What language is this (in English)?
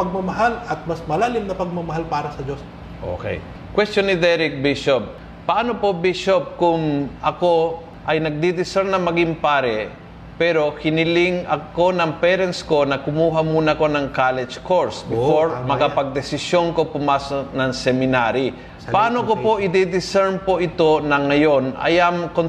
Filipino